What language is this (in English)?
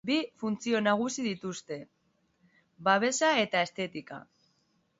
Basque